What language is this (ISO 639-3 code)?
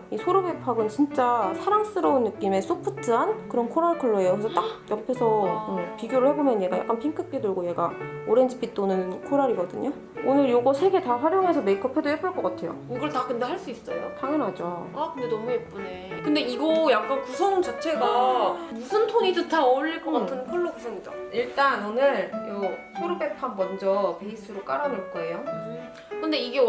kor